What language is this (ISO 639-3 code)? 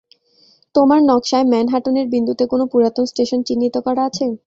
ben